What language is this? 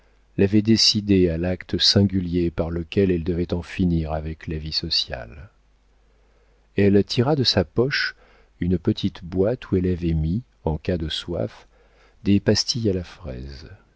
French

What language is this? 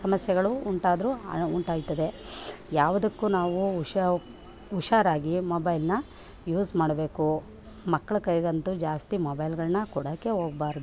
Kannada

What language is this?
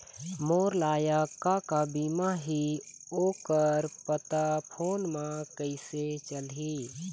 Chhattisgarhi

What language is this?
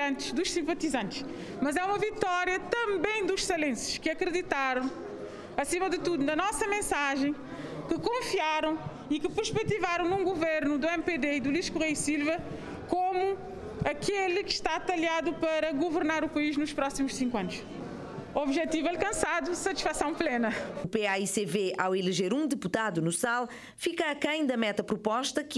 Portuguese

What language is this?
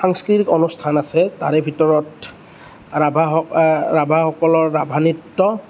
Assamese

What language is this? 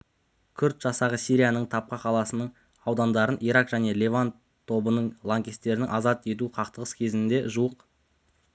Kazakh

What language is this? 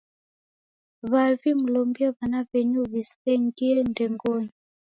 Taita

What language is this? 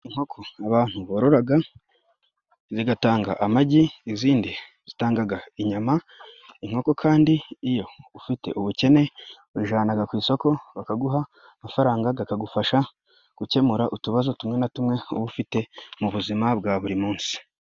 Kinyarwanda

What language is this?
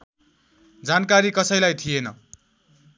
Nepali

